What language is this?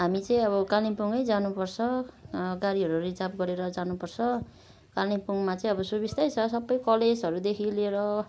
Nepali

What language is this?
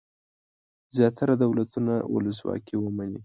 Pashto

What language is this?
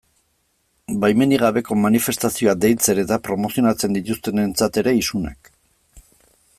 Basque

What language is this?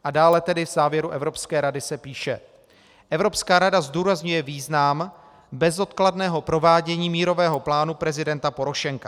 Czech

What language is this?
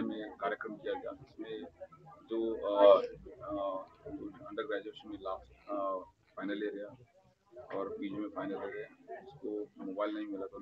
Hindi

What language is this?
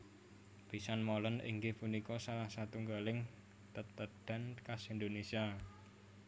Javanese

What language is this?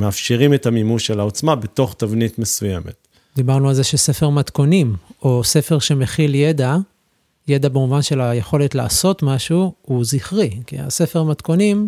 Hebrew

